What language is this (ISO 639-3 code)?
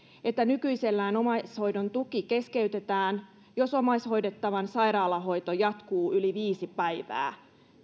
fin